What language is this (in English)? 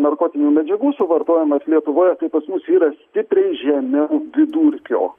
Lithuanian